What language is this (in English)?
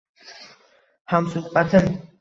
Uzbek